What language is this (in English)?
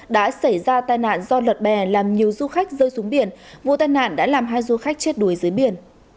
Vietnamese